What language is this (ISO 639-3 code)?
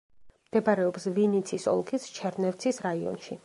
kat